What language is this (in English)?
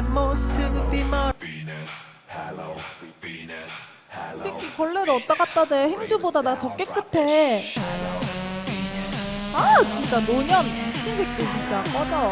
Korean